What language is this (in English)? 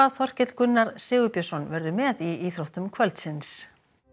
Icelandic